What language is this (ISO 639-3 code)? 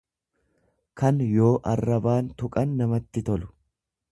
orm